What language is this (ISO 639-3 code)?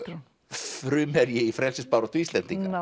isl